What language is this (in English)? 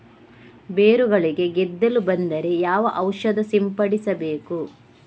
Kannada